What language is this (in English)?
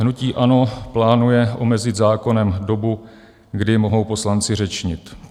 Czech